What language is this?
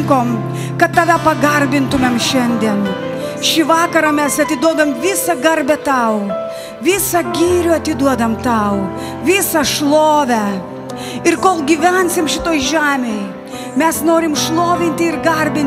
Lithuanian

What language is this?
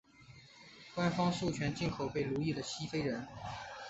Chinese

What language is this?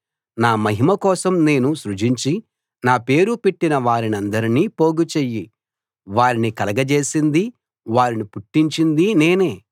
Telugu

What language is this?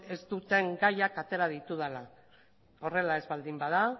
Basque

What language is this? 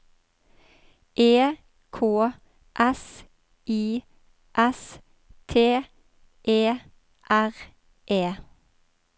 Norwegian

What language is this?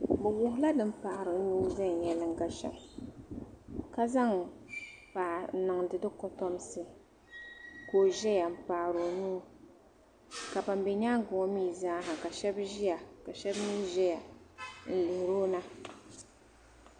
Dagbani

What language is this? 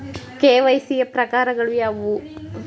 Kannada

